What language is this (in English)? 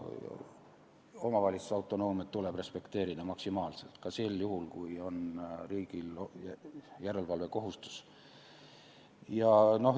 Estonian